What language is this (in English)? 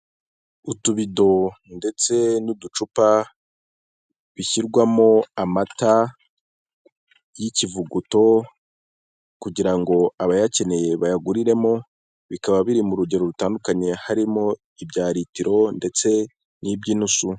Kinyarwanda